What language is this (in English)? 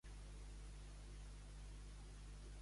Catalan